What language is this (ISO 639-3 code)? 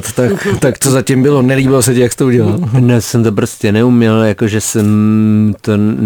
ces